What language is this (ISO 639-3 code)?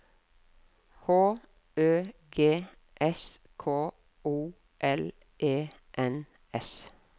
nor